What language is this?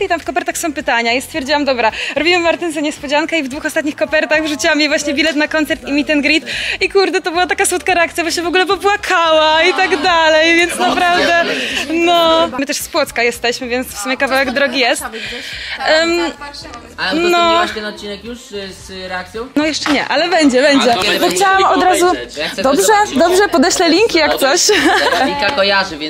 Polish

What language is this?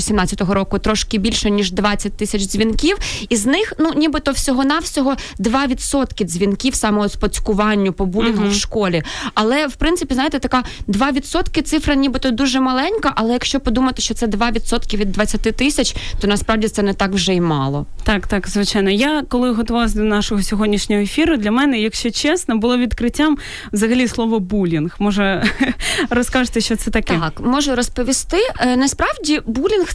Ukrainian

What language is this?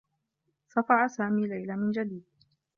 Arabic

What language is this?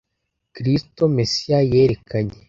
Kinyarwanda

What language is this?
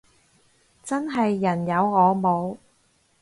Cantonese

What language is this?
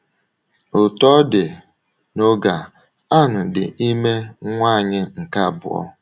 Igbo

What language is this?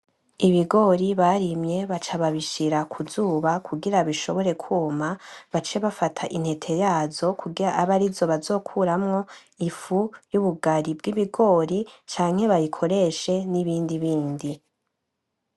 Rundi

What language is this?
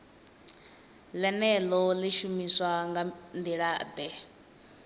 Venda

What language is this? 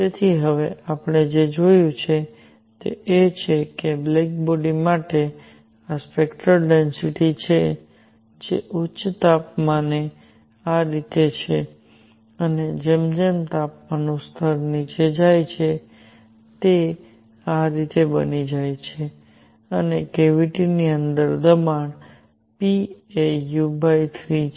Gujarati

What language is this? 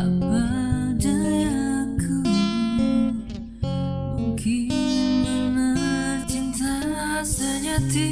Indonesian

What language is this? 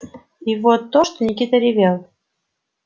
Russian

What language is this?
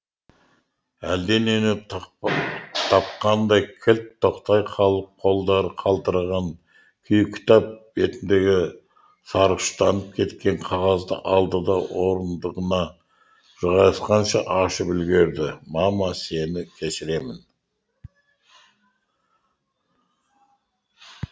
Kazakh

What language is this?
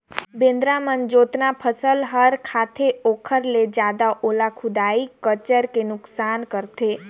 Chhattisgarhi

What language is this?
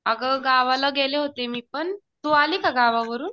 Marathi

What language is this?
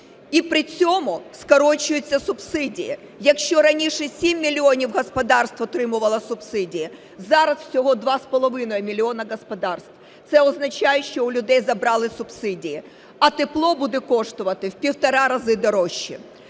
Ukrainian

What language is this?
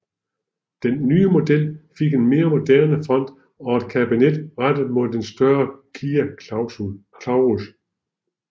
Danish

